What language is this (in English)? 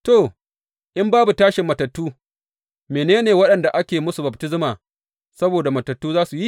Hausa